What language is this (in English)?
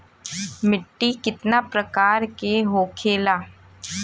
Bhojpuri